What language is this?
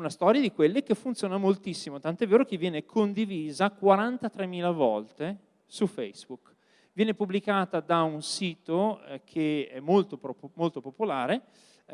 Italian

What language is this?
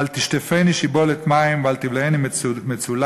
Hebrew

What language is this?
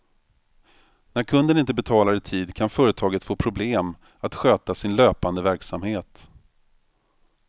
Swedish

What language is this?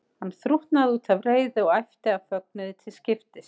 Icelandic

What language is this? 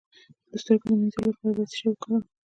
Pashto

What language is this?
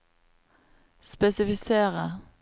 Norwegian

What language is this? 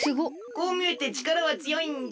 Japanese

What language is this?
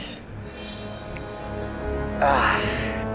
Indonesian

